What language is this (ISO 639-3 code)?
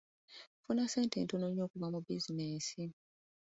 lug